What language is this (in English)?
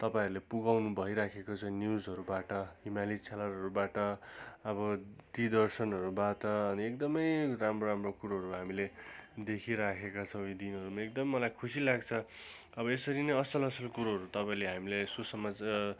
Nepali